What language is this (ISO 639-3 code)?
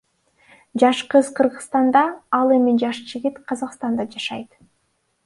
kir